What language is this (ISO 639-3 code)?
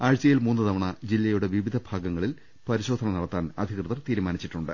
mal